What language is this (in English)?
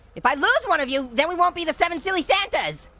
English